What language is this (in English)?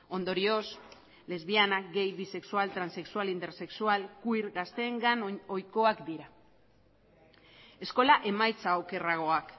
Basque